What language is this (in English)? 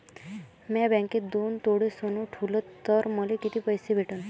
Marathi